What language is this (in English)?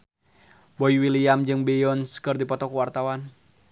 Sundanese